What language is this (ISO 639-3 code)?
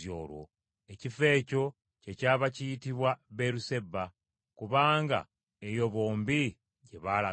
lug